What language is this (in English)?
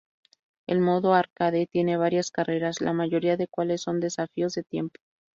Spanish